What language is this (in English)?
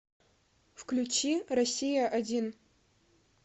Russian